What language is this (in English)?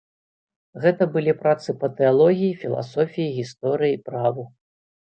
Belarusian